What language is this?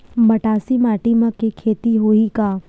Chhattisgarhi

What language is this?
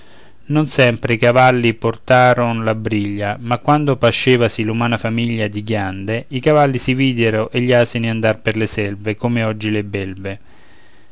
Italian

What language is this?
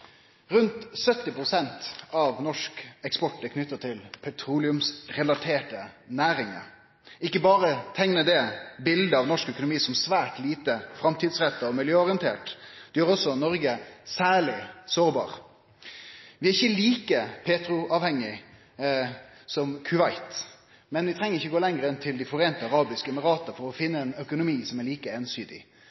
Norwegian Nynorsk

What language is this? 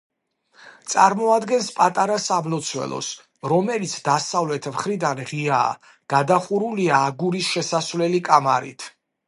Georgian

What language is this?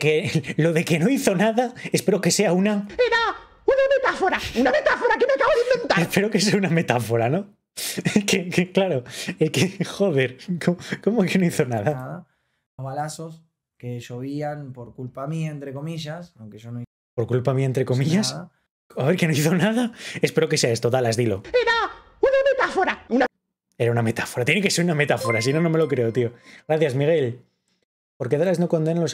Spanish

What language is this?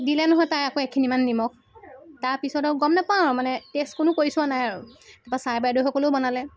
Assamese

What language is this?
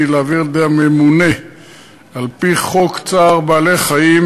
Hebrew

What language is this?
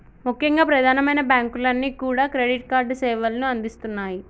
Telugu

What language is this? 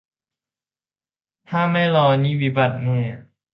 Thai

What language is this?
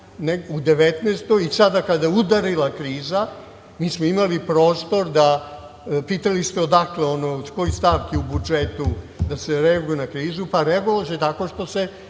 Serbian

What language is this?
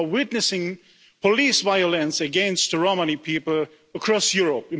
English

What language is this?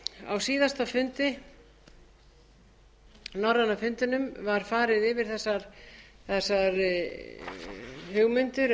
Icelandic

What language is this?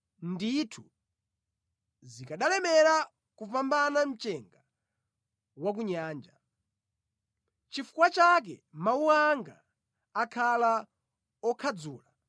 Nyanja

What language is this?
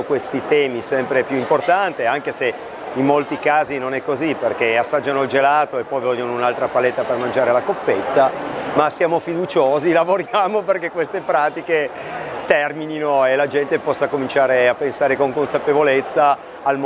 Italian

